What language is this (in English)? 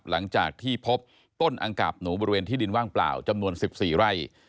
Thai